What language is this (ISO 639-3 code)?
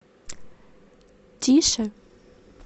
rus